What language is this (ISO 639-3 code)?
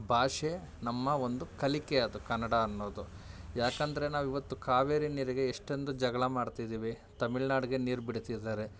kan